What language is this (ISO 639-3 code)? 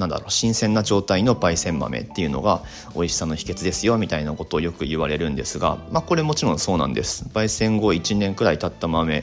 jpn